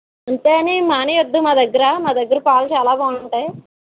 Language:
Telugu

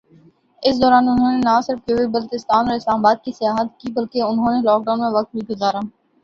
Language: Urdu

